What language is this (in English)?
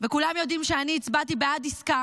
Hebrew